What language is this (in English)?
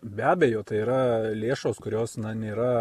Lithuanian